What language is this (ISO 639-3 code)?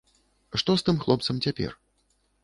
bel